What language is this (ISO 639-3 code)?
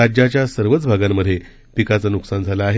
mar